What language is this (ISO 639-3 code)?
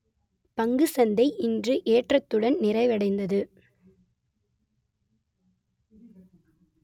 tam